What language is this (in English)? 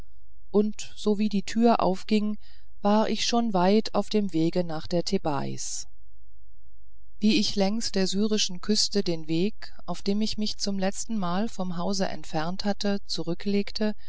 German